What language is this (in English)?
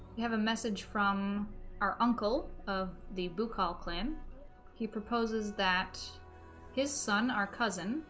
English